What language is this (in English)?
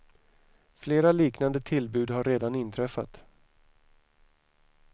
Swedish